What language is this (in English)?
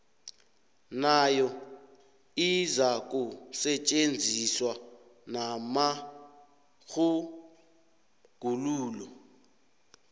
South Ndebele